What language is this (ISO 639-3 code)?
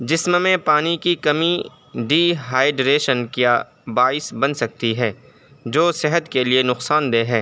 urd